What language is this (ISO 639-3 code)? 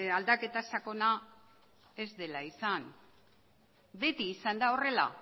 eus